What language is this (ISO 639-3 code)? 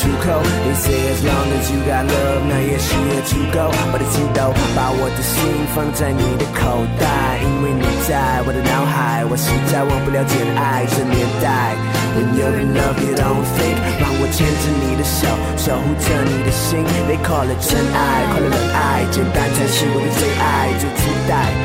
zho